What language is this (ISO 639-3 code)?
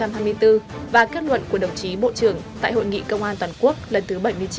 vie